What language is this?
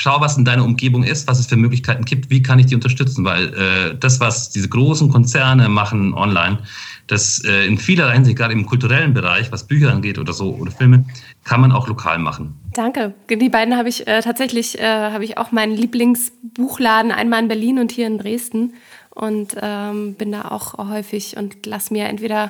German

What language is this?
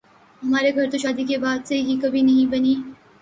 Urdu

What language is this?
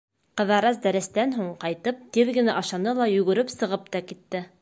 Bashkir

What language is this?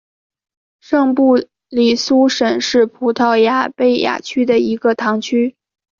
Chinese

